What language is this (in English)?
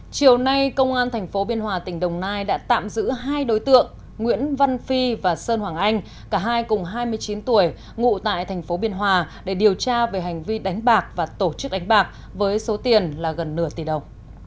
Vietnamese